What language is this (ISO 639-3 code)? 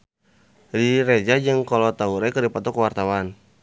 sun